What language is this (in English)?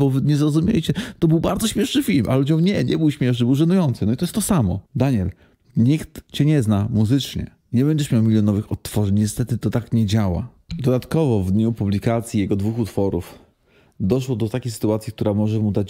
Polish